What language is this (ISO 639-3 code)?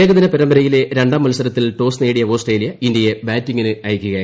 mal